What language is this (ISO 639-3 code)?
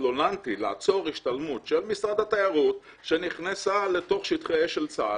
heb